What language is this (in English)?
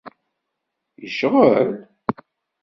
Kabyle